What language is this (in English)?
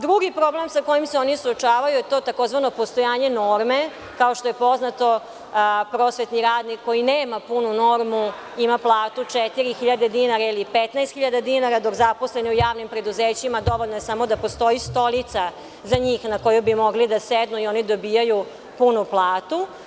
Serbian